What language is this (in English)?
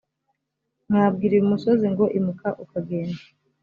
Kinyarwanda